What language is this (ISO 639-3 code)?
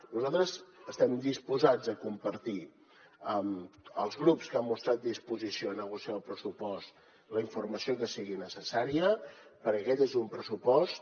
cat